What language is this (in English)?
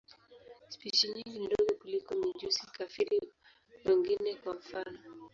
Swahili